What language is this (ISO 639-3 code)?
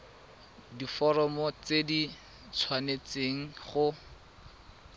tsn